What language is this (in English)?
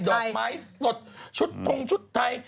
Thai